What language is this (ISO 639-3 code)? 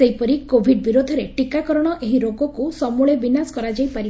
ori